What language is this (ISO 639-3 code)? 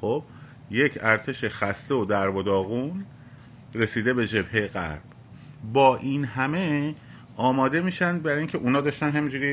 fas